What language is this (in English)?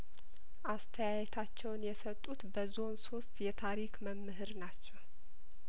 Amharic